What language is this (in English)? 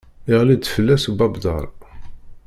Kabyle